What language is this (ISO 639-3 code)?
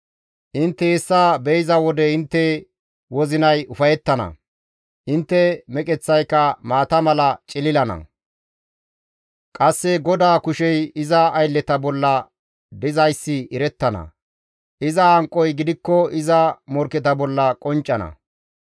gmv